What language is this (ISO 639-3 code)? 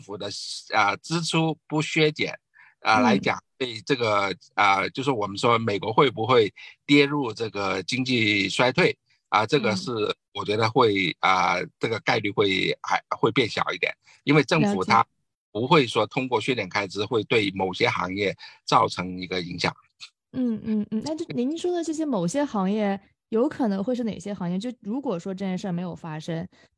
zho